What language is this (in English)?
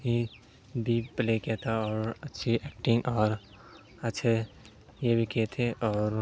Urdu